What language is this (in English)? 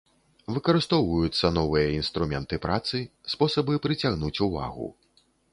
Belarusian